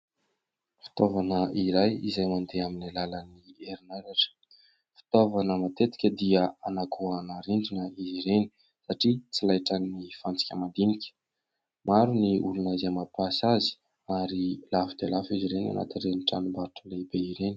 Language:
Malagasy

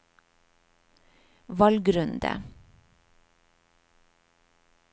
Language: Norwegian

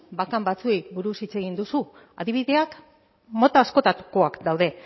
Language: Basque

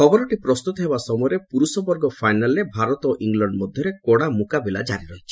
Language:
Odia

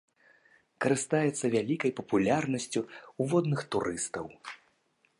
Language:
Belarusian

